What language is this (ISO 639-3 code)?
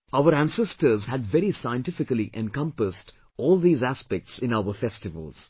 eng